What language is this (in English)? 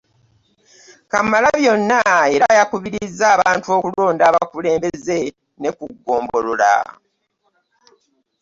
Ganda